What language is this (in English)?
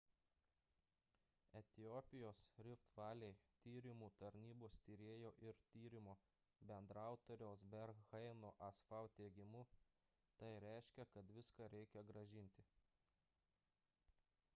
Lithuanian